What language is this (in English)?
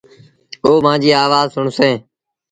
Sindhi Bhil